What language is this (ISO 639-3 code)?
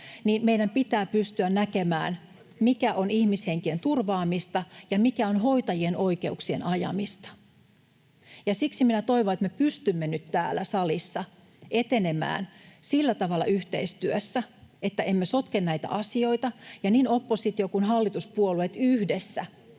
fin